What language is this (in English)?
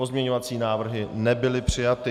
Czech